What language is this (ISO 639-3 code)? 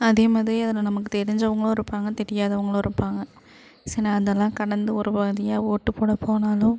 tam